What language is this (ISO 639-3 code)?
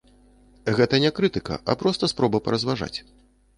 bel